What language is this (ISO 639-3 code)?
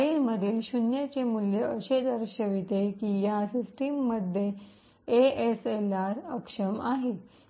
mar